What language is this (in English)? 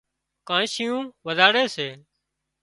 Wadiyara Koli